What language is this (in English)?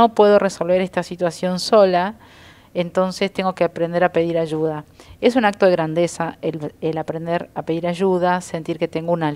Spanish